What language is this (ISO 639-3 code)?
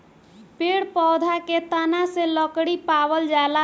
bho